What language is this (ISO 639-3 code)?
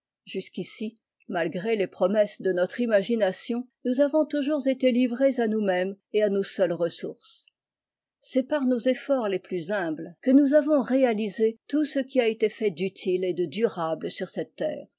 fra